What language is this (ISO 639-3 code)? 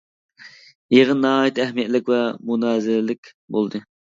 uig